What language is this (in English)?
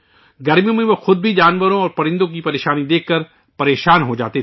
Urdu